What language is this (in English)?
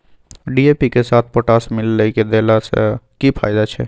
Maithili